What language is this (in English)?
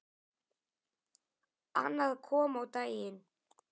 Icelandic